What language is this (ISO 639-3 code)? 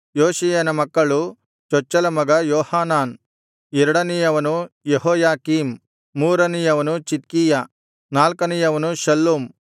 kan